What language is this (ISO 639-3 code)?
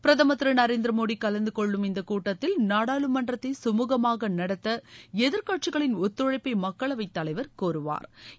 tam